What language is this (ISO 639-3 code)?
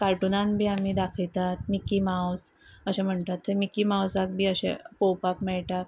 kok